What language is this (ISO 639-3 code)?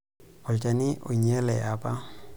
mas